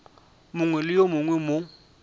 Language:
Northern Sotho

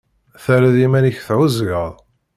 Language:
Kabyle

